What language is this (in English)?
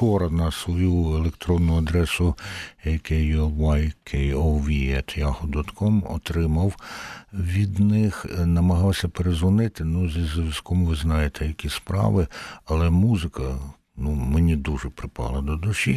Ukrainian